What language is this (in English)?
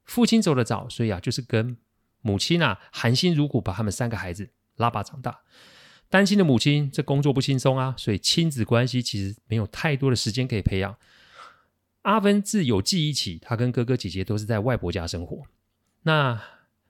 Chinese